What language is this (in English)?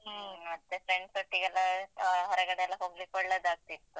Kannada